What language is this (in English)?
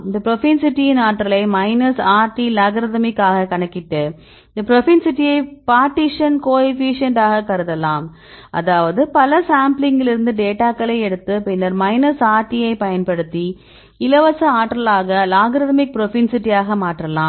Tamil